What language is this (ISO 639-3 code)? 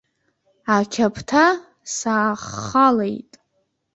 abk